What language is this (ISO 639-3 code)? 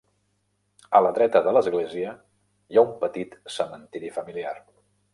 cat